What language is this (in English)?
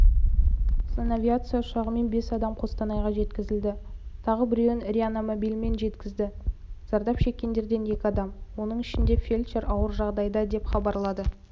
Kazakh